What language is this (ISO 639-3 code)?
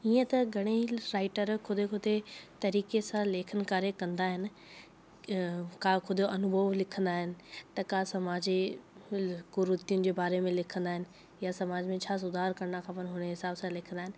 snd